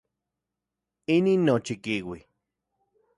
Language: Central Puebla Nahuatl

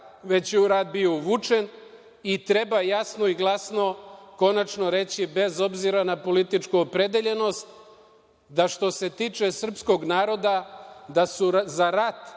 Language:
Serbian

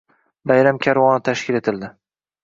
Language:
Uzbek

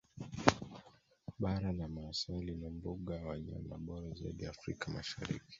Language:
Swahili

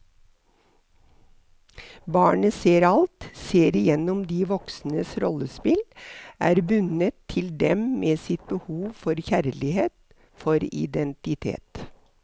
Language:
Norwegian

